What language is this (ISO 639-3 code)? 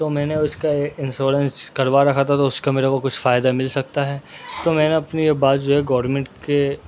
urd